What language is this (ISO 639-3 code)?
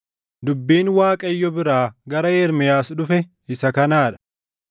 orm